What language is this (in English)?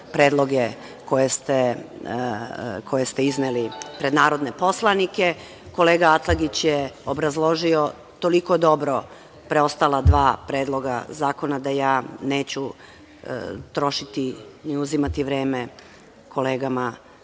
Serbian